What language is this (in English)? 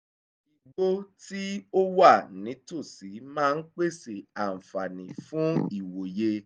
Yoruba